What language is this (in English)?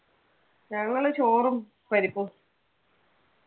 Malayalam